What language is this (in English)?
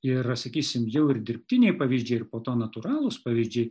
Lithuanian